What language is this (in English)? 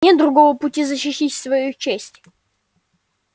Russian